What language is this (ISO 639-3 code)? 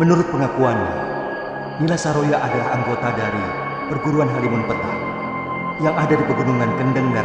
ind